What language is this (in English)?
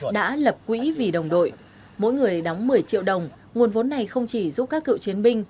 Vietnamese